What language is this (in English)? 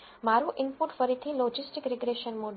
Gujarati